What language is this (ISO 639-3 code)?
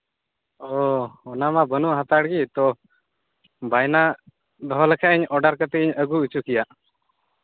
sat